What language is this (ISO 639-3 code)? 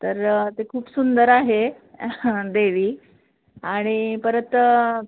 mar